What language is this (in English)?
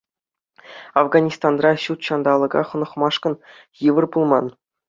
Chuvash